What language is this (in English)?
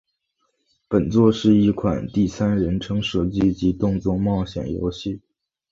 Chinese